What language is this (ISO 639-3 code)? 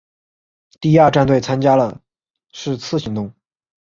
zho